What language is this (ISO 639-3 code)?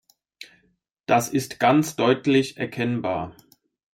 deu